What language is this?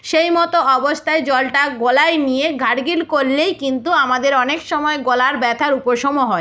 Bangla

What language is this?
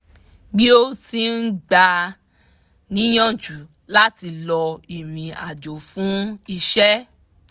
Yoruba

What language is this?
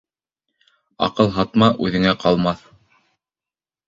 Bashkir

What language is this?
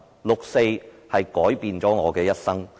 Cantonese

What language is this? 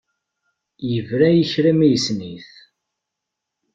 Kabyle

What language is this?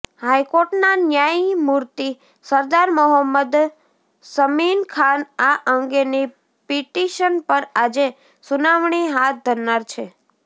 Gujarati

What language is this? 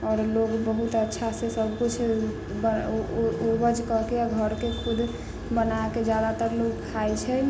Maithili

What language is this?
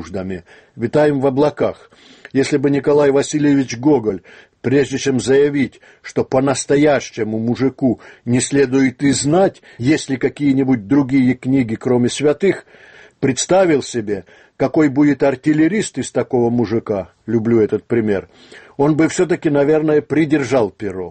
Russian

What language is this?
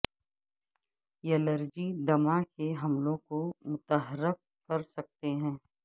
Urdu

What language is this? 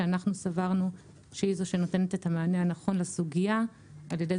Hebrew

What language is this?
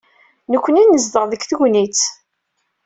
Kabyle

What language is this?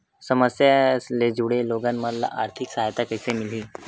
Chhattisgarhi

